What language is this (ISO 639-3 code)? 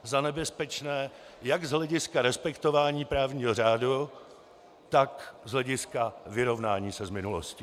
ces